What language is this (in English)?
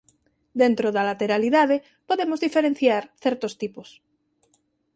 Galician